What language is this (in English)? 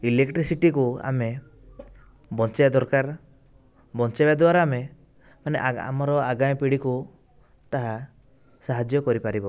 Odia